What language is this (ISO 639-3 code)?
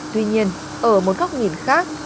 vie